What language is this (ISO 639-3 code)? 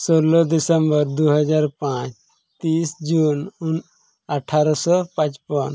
sat